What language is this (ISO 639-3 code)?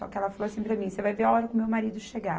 por